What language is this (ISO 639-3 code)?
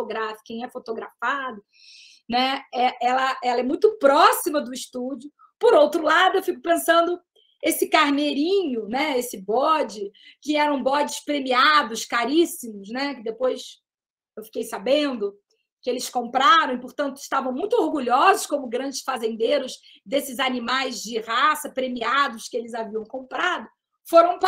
por